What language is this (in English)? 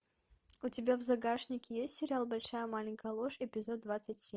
Russian